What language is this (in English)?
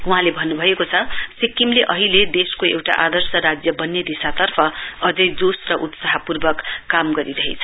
Nepali